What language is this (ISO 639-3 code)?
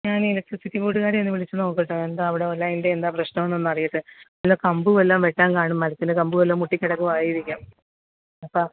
mal